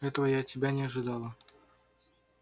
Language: Russian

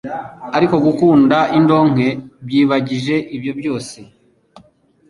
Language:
Kinyarwanda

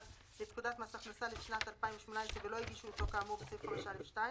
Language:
Hebrew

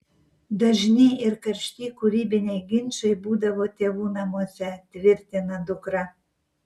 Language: Lithuanian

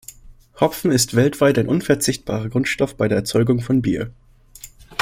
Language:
German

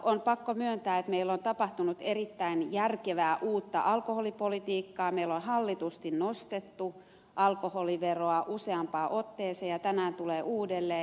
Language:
Finnish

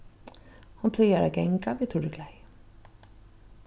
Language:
Faroese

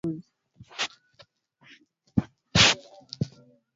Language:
Swahili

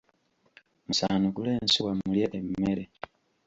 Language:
Ganda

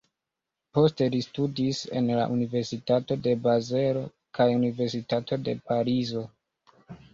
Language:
Esperanto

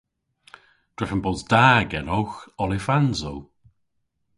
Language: Cornish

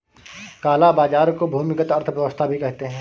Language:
Hindi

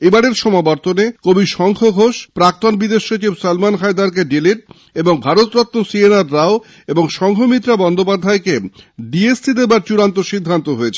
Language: Bangla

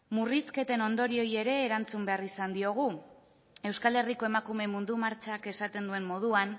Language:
Basque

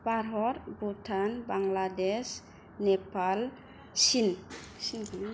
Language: Bodo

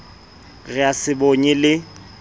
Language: Southern Sotho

